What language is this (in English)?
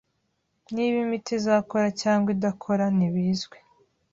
Kinyarwanda